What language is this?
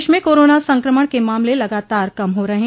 Hindi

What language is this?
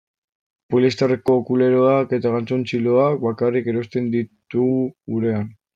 Basque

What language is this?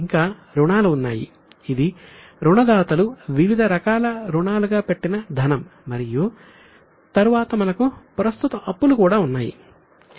Telugu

